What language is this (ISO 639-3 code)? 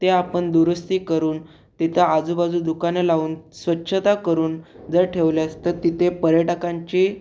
mar